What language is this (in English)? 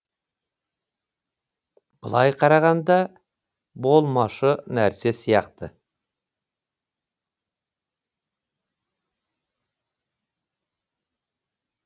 Kazakh